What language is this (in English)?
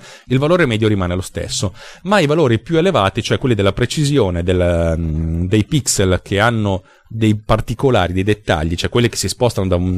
Italian